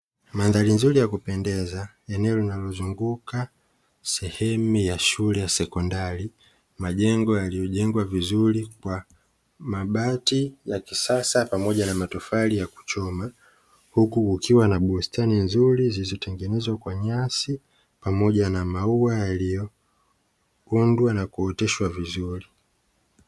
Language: Swahili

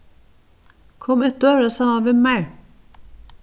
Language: Faroese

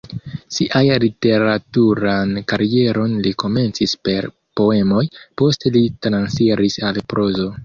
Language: Esperanto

